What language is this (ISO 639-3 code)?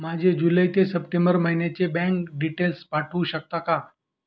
mar